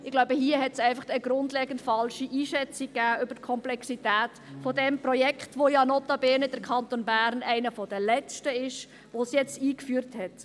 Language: Swiss German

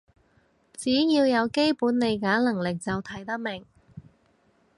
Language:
Cantonese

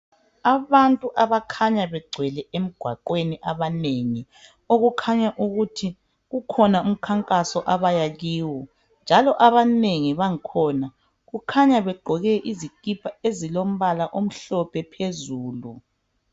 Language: North Ndebele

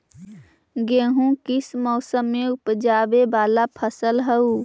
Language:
Magahi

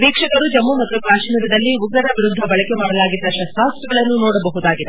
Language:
Kannada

